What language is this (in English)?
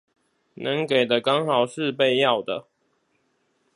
Chinese